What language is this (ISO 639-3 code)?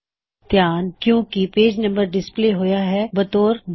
pan